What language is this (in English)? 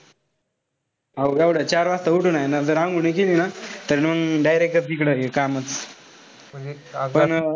Marathi